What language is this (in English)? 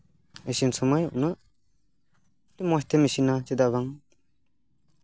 Santali